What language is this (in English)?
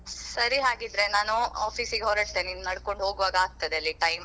Kannada